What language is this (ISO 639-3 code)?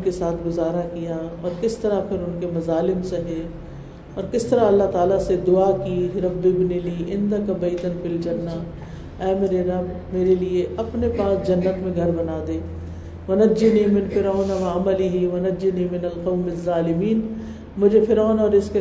urd